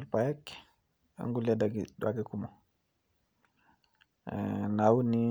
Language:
Masai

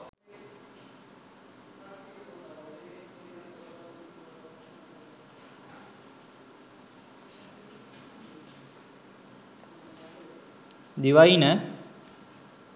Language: Sinhala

